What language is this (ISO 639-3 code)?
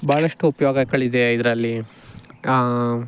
kan